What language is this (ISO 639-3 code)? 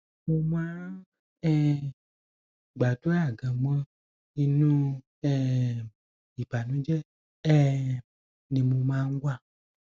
yor